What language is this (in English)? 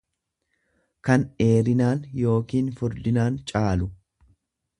Oromo